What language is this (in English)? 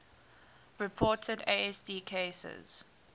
English